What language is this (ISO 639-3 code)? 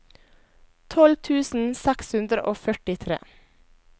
nor